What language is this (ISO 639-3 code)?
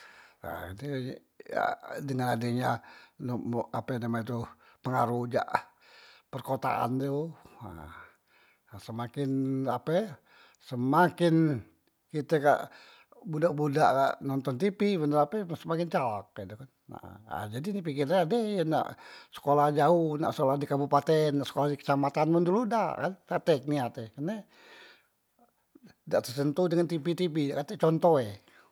mui